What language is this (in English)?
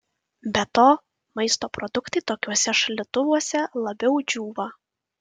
Lithuanian